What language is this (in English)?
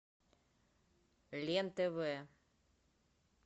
Russian